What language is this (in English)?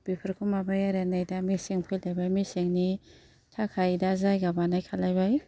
Bodo